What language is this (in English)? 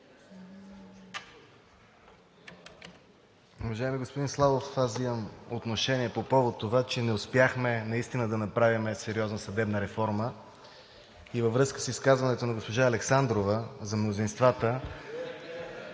Bulgarian